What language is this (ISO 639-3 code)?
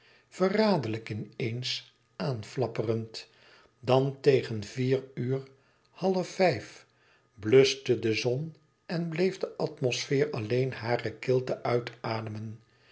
nld